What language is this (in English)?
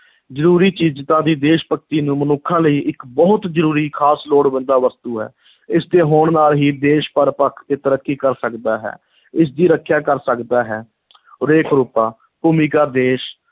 Punjabi